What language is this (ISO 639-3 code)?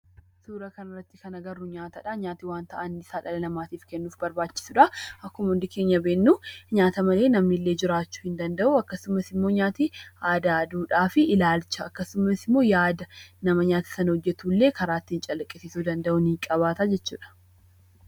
orm